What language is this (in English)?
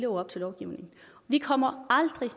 Danish